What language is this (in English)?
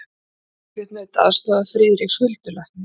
Icelandic